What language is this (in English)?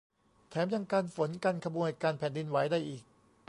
Thai